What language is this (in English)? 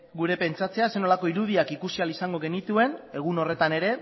Basque